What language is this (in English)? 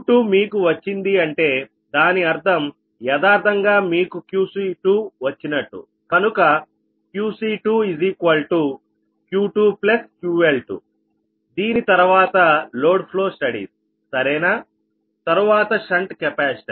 Telugu